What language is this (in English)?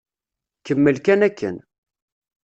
Kabyle